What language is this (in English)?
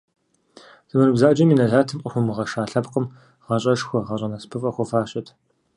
Kabardian